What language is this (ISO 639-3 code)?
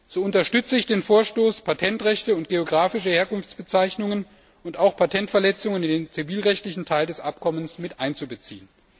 deu